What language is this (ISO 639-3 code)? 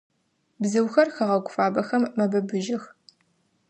ady